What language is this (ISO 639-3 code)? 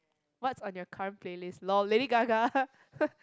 eng